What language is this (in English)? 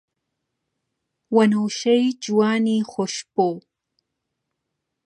Central Kurdish